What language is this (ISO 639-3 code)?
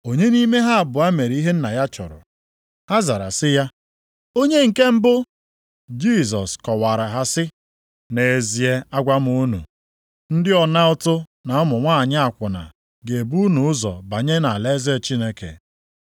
ibo